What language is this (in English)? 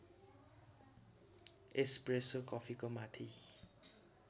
Nepali